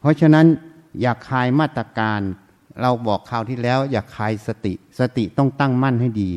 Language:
Thai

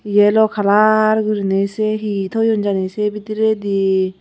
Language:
Chakma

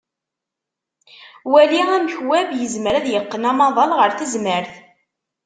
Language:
Kabyle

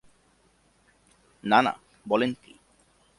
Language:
Bangla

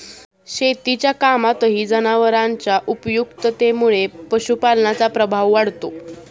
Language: Marathi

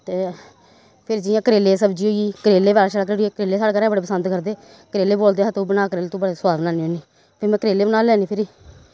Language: Dogri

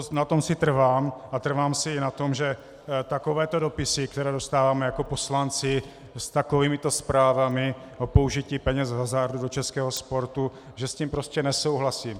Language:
Czech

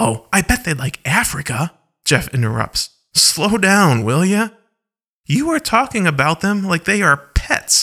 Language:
English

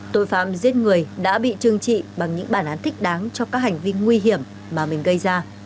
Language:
Vietnamese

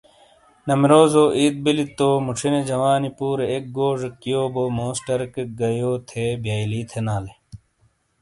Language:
Shina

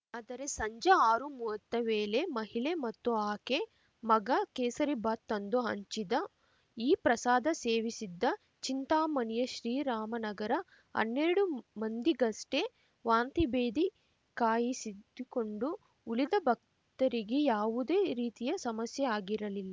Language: Kannada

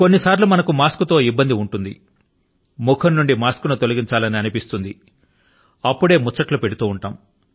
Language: Telugu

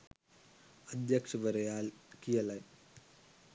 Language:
Sinhala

